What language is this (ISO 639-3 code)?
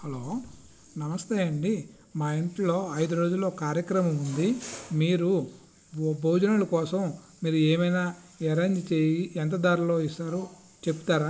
tel